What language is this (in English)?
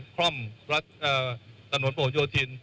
Thai